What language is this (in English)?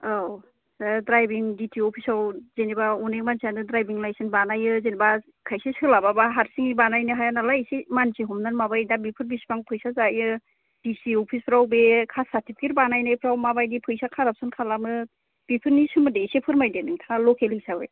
Bodo